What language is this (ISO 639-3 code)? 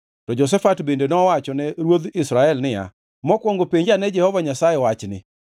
luo